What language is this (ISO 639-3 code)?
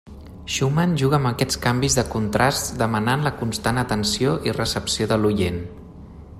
cat